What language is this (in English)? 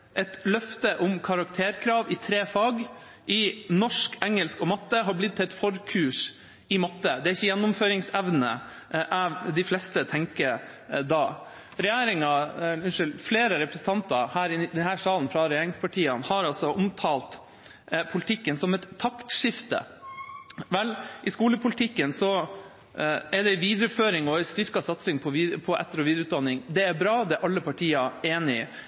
Norwegian Bokmål